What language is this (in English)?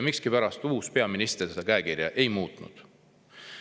Estonian